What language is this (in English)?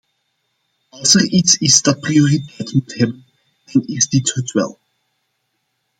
Dutch